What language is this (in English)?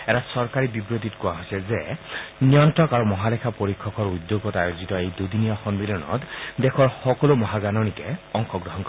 Assamese